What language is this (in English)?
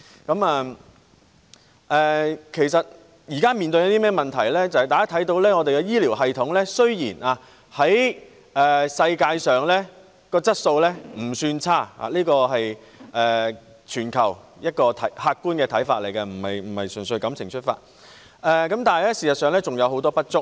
Cantonese